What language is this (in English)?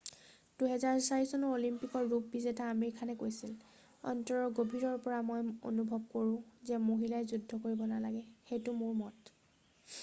Assamese